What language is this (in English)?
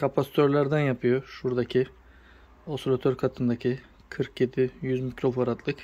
Turkish